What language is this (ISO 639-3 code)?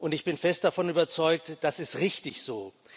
deu